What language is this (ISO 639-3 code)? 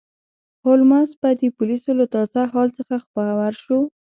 pus